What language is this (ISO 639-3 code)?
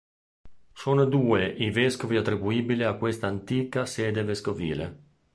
ita